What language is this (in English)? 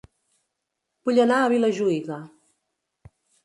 Catalan